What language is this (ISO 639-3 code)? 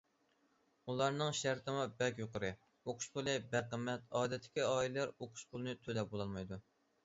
uig